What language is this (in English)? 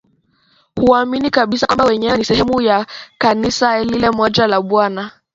Swahili